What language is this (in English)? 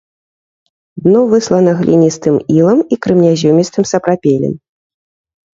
Belarusian